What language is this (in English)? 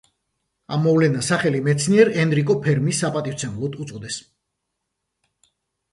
Georgian